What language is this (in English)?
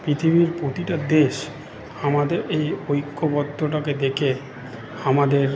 Bangla